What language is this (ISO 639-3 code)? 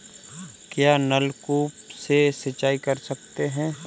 hin